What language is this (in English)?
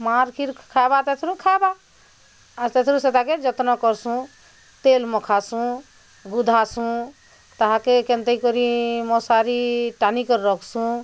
Odia